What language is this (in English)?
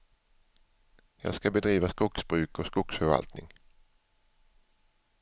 Swedish